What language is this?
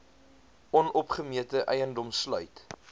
Afrikaans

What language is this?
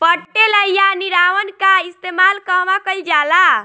Bhojpuri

